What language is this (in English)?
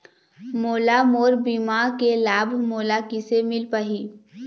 Chhattisgarhi